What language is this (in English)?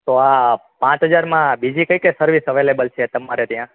Gujarati